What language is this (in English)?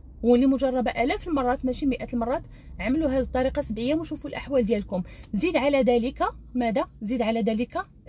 Arabic